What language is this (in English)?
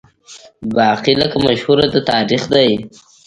Pashto